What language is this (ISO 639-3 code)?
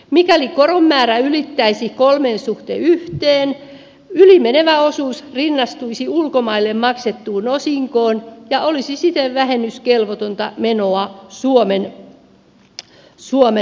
fin